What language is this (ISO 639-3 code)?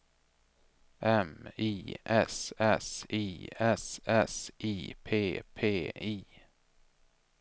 swe